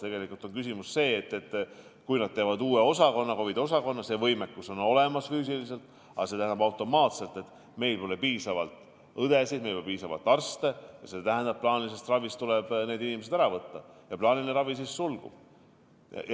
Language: Estonian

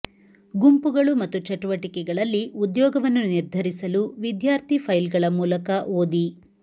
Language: Kannada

